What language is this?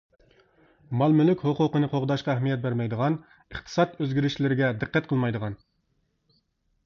Uyghur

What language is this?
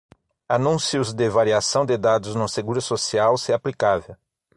Portuguese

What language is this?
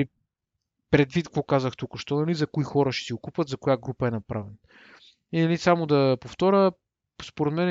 Bulgarian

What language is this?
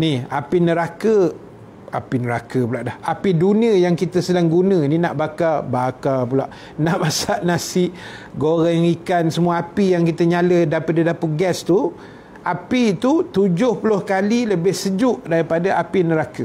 Malay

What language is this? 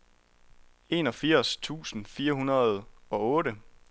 Danish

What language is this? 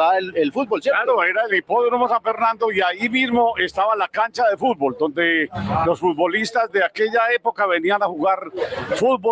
Spanish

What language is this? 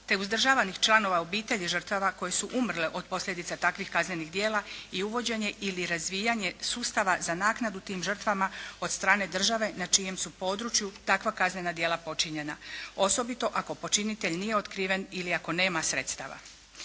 Croatian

